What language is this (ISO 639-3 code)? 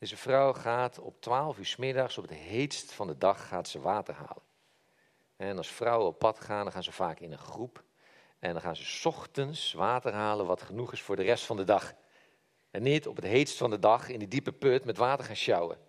nld